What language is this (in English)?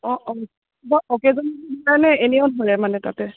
Assamese